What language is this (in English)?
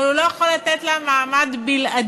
Hebrew